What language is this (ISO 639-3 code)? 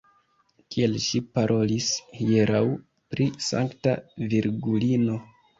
epo